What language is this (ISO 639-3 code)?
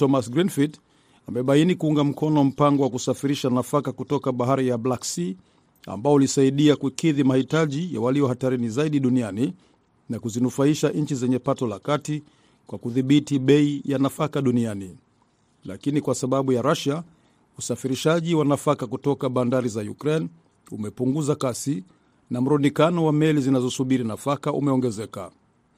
swa